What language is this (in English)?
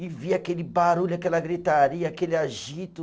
Portuguese